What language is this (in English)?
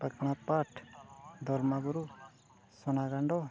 Santali